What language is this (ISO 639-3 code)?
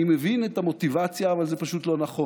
heb